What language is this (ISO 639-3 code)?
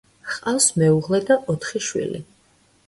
kat